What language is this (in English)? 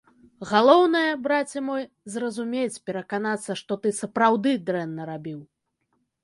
Belarusian